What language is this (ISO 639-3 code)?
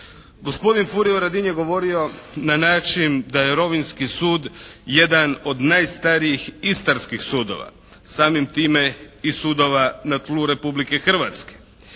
hrv